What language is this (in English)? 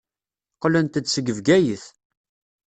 Kabyle